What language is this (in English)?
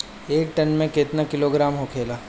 Bhojpuri